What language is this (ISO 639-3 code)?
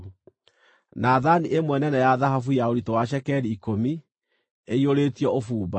kik